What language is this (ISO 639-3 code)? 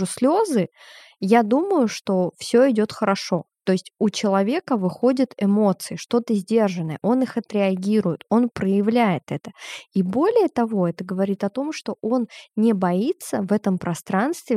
rus